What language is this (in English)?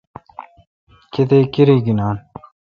Kalkoti